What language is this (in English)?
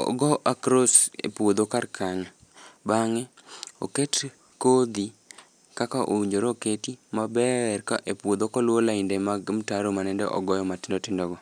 Luo (Kenya and Tanzania)